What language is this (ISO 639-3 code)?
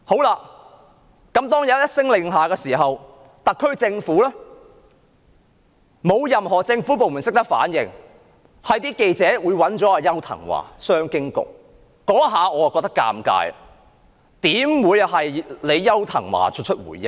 yue